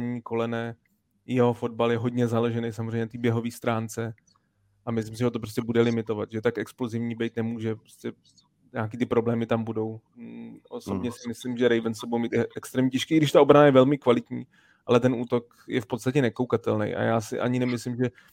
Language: Czech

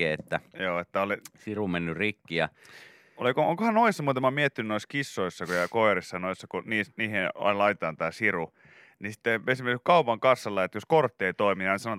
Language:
Finnish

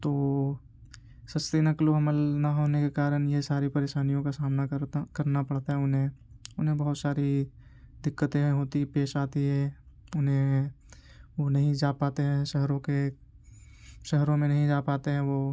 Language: Urdu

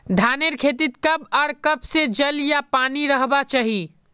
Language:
Magahi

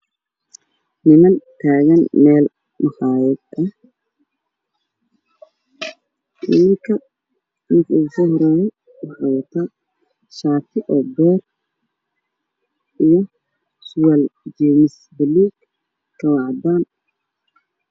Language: Somali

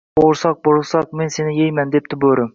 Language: Uzbek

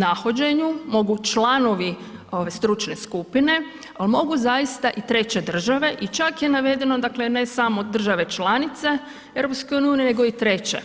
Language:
Croatian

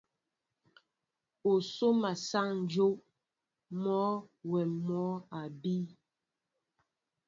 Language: Mbo (Cameroon)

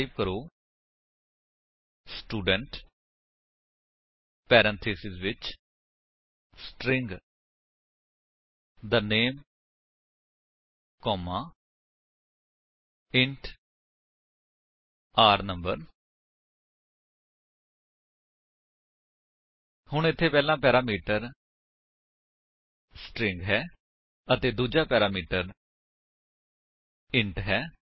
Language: Punjabi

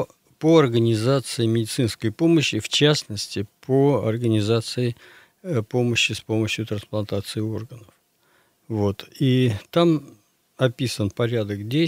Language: Russian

